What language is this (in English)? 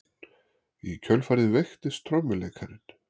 Icelandic